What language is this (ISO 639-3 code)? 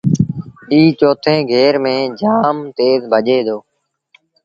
sbn